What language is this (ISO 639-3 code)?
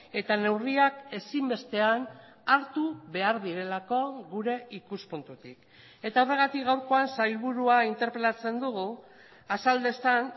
eus